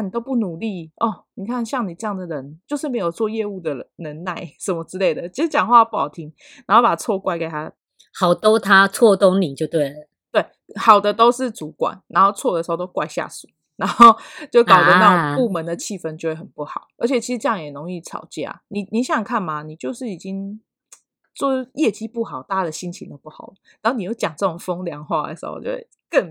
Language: Chinese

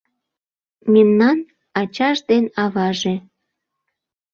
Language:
Mari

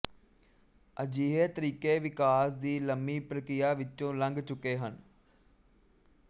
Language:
Punjabi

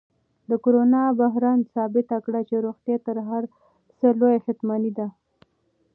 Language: Pashto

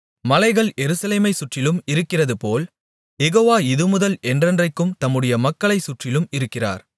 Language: Tamil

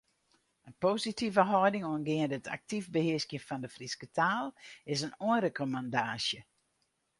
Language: Western Frisian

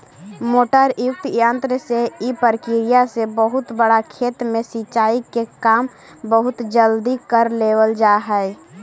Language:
Magahi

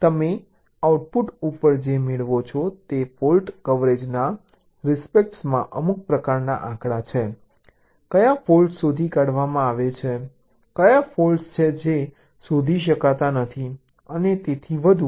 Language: Gujarati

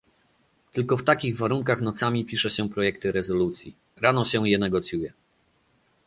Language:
Polish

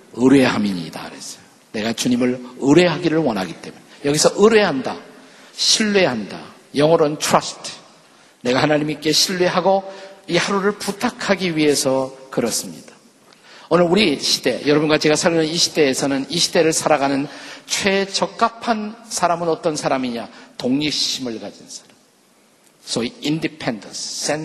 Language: Korean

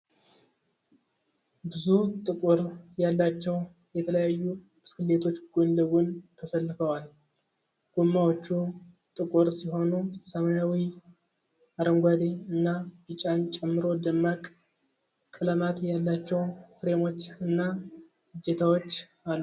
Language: Amharic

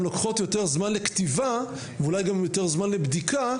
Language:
Hebrew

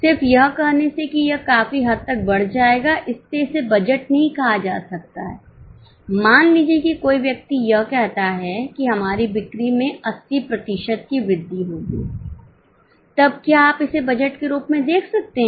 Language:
Hindi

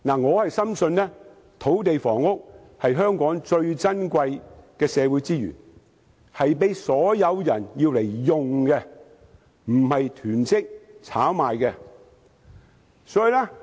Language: Cantonese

